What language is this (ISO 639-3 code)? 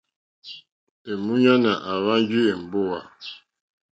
bri